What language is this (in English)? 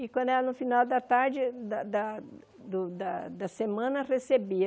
Portuguese